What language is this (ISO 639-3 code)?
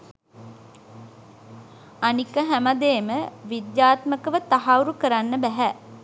sin